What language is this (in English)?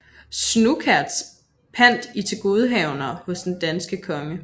Danish